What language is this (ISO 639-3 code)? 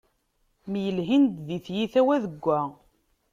kab